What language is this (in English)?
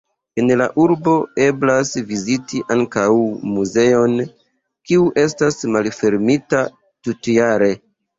Esperanto